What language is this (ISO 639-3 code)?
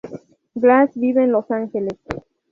spa